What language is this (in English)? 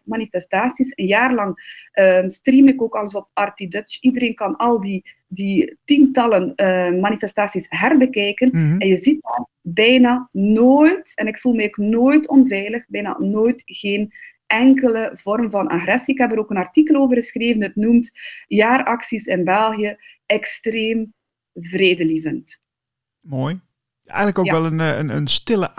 Dutch